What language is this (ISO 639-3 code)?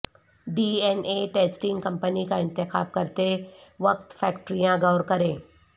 urd